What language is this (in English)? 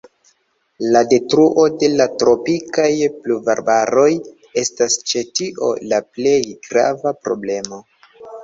Esperanto